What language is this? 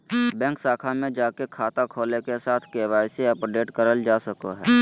Magahi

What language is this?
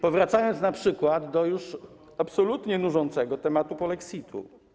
Polish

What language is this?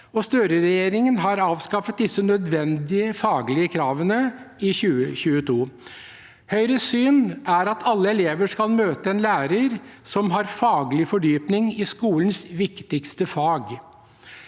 Norwegian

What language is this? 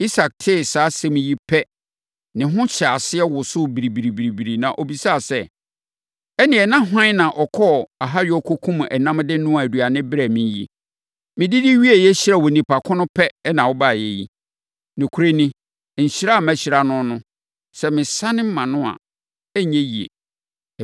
Akan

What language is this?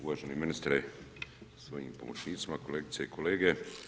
Croatian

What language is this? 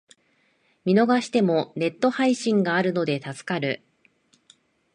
Japanese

